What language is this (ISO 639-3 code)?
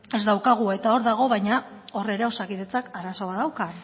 eus